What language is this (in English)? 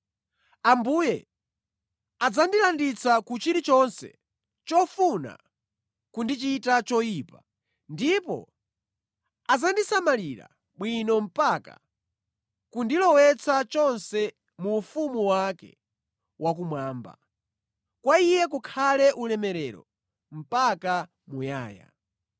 Nyanja